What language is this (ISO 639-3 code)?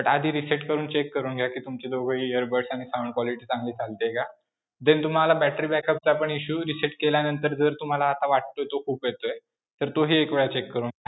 mar